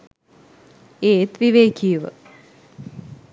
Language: Sinhala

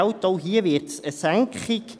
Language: Swiss German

